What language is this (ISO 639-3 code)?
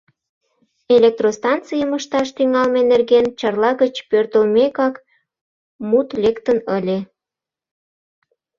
chm